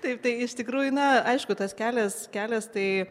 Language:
Lithuanian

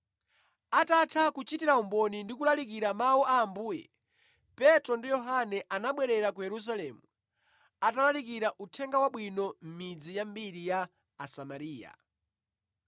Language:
Nyanja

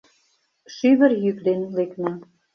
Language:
Mari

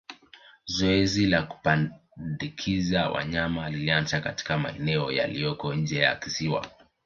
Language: Swahili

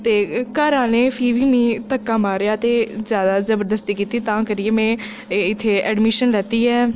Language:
Dogri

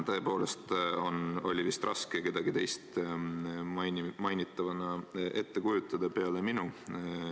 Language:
Estonian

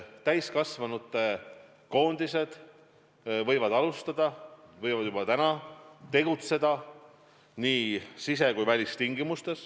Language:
Estonian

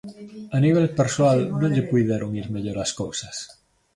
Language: Galician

